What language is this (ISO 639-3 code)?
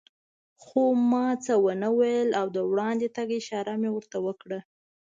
pus